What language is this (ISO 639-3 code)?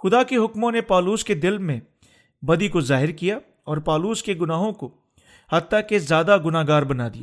urd